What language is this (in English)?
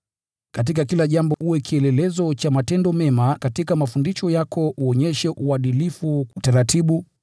Swahili